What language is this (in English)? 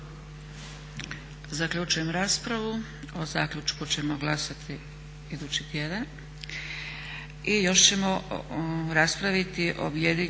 Croatian